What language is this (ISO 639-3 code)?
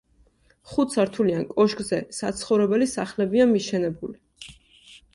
kat